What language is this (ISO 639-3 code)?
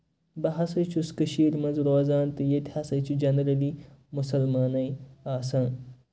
kas